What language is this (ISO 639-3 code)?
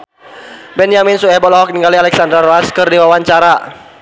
sun